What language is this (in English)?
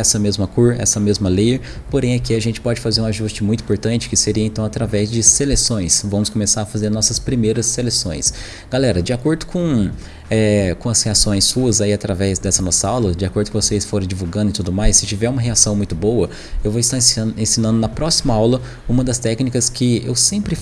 Portuguese